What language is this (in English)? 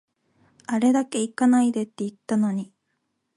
Japanese